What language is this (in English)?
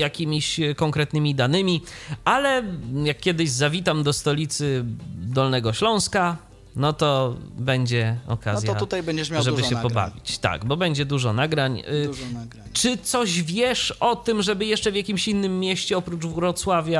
Polish